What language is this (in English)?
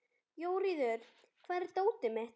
Icelandic